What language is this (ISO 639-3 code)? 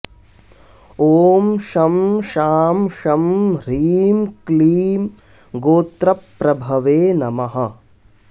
san